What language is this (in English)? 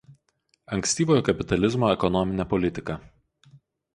Lithuanian